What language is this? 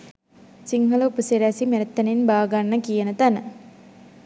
Sinhala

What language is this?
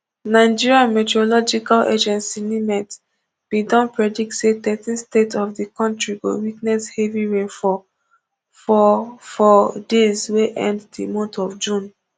Nigerian Pidgin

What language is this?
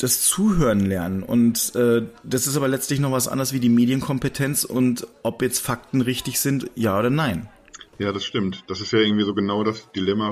German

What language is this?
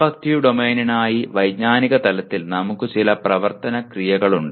Malayalam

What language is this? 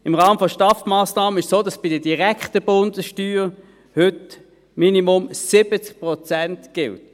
Swiss German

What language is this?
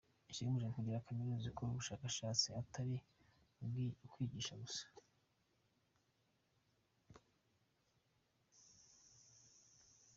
Kinyarwanda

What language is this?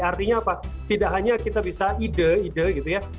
Indonesian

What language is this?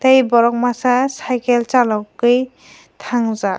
Kok Borok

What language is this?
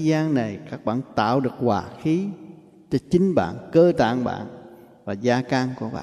Vietnamese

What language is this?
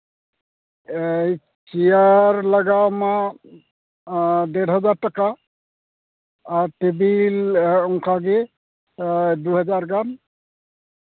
Santali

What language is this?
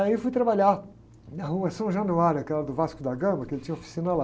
Portuguese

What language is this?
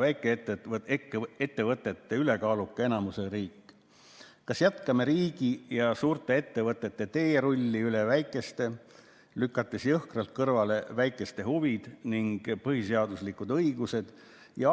Estonian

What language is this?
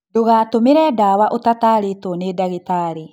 Kikuyu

